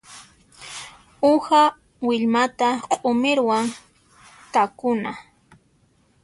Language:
Puno Quechua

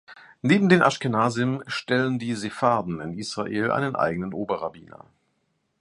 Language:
German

